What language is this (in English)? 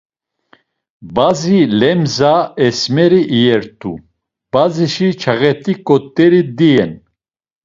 Laz